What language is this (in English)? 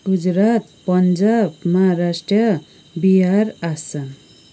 Nepali